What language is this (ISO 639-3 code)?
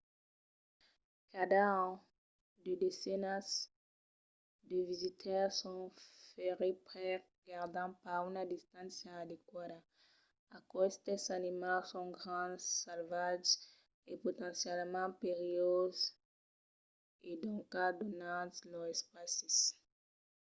oci